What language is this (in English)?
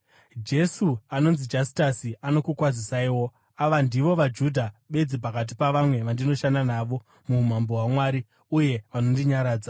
Shona